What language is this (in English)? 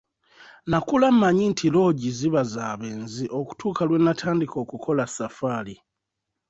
Ganda